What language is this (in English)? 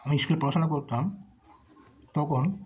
Bangla